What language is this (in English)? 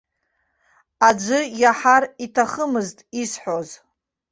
Abkhazian